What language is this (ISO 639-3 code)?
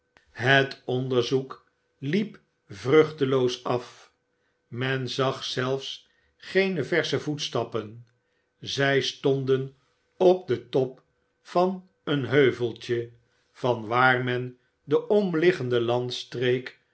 nld